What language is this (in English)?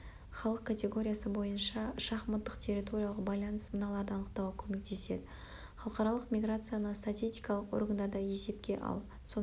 Kazakh